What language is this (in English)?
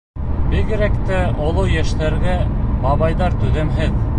Bashkir